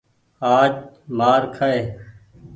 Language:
Goaria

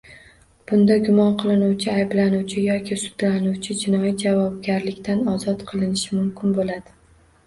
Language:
Uzbek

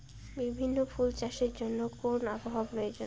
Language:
Bangla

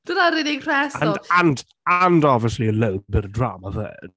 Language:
Welsh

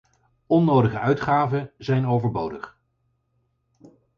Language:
Dutch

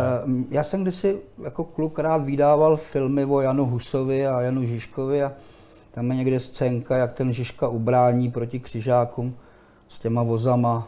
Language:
Czech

